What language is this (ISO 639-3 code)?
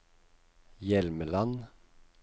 nor